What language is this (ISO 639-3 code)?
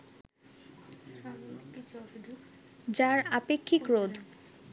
ben